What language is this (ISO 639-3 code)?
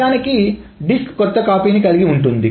tel